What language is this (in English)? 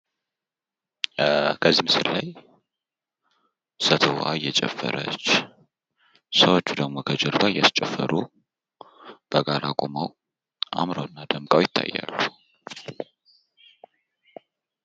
Amharic